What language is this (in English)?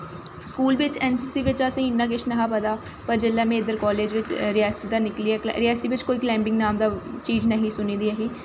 Dogri